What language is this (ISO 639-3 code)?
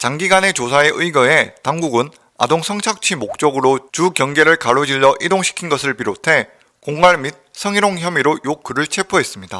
kor